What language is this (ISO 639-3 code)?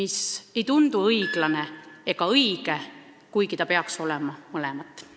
est